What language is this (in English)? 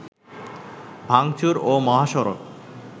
Bangla